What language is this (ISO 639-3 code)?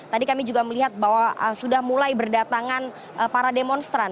ind